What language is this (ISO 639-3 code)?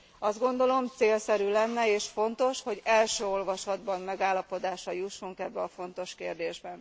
hun